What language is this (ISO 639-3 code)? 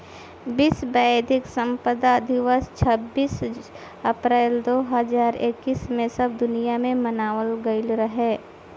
bho